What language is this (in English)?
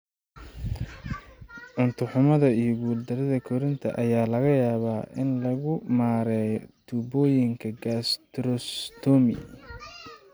Somali